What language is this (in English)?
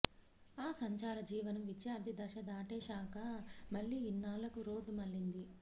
Telugu